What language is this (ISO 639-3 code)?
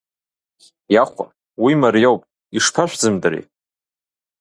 abk